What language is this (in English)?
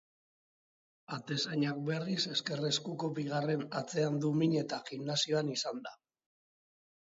Basque